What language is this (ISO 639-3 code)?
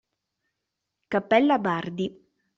ita